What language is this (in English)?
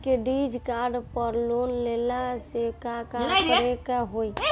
Bhojpuri